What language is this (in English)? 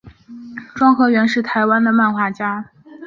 Chinese